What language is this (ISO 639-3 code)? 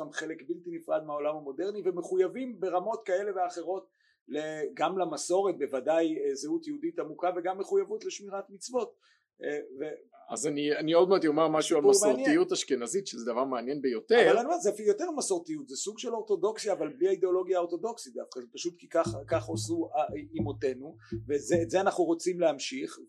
heb